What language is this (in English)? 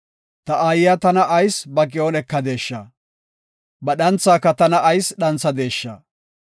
Gofa